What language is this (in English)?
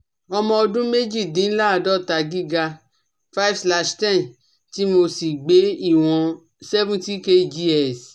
Yoruba